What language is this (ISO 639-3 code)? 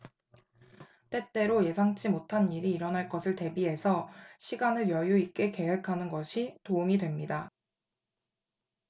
kor